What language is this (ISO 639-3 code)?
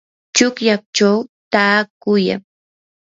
qur